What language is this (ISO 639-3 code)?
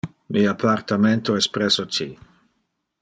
ina